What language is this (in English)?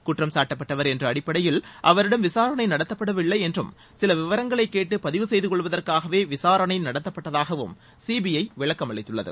Tamil